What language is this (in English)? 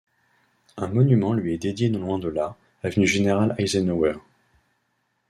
French